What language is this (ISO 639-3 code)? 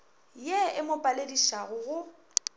nso